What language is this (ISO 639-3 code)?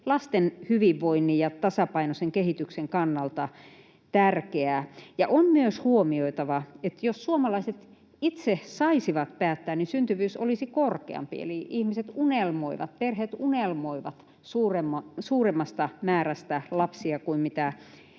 fin